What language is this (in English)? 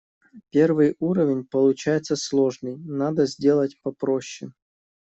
Russian